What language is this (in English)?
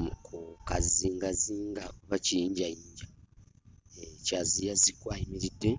Ganda